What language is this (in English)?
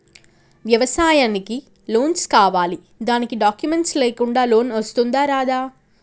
Telugu